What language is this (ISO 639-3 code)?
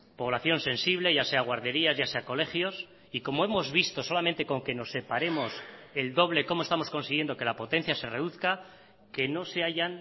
spa